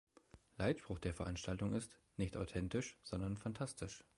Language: German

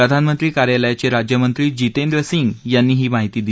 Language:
Marathi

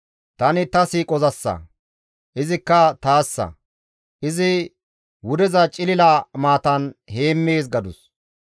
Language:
Gamo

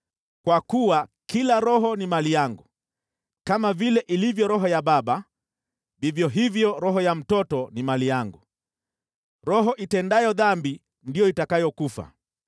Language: Swahili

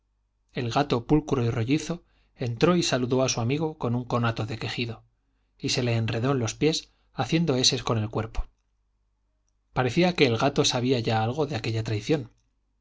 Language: Spanish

